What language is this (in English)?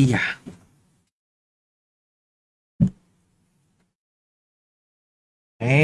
Vietnamese